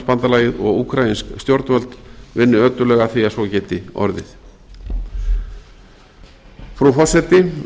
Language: Icelandic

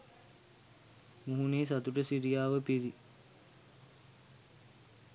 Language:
Sinhala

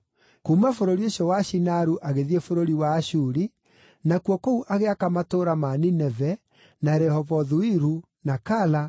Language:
Kikuyu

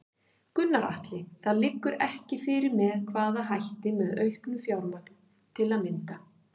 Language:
Icelandic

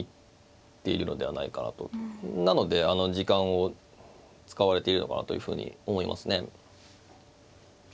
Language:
Japanese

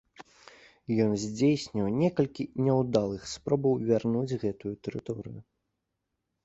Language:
Belarusian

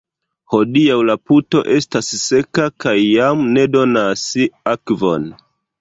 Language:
Esperanto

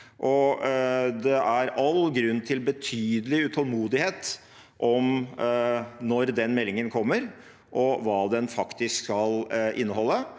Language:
Norwegian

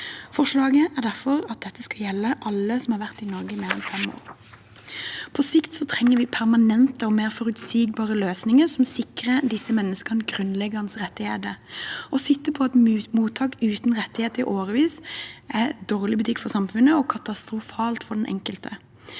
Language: Norwegian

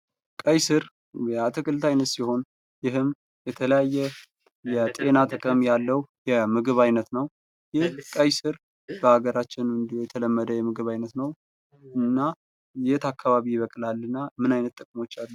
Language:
Amharic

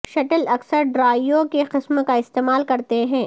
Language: Urdu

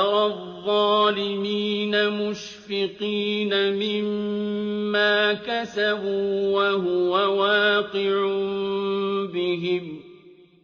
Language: Arabic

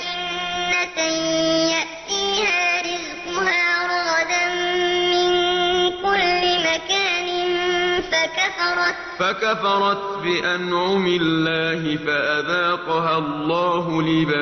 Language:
Arabic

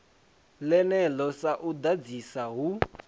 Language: Venda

